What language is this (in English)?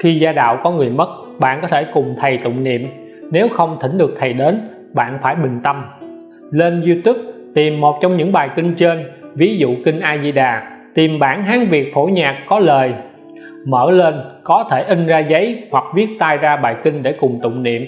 Vietnamese